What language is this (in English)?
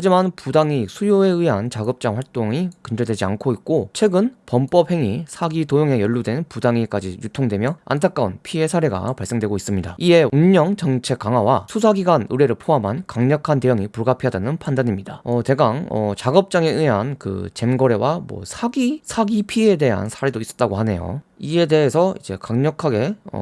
Korean